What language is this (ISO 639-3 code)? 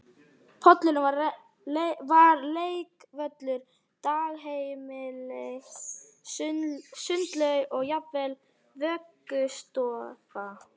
isl